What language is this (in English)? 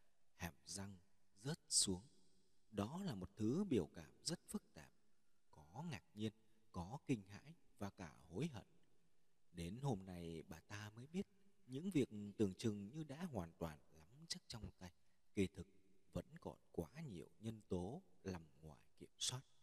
Vietnamese